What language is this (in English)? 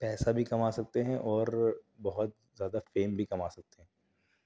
Urdu